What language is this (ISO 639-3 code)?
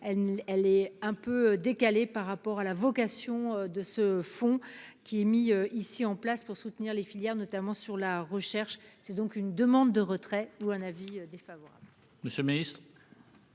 fra